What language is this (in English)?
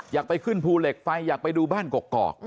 Thai